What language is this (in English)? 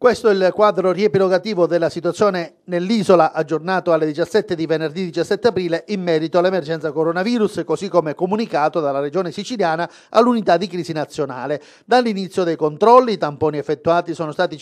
Italian